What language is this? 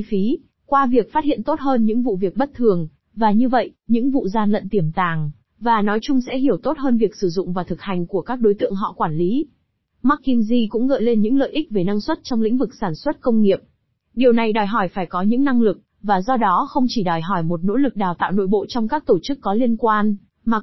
Vietnamese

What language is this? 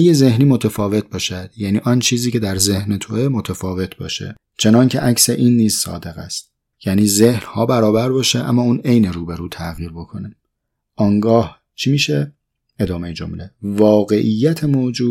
Persian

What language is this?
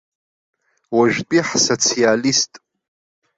Abkhazian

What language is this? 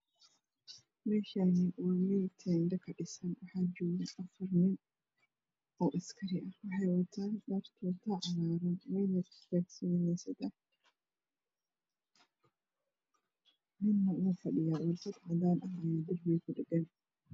Somali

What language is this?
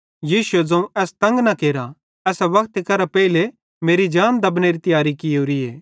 Bhadrawahi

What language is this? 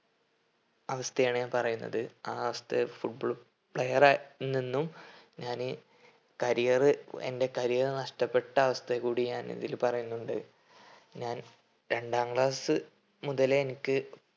Malayalam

